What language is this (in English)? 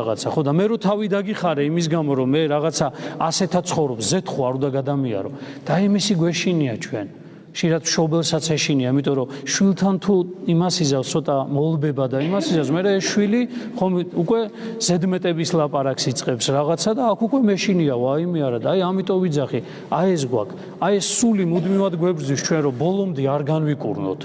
Turkish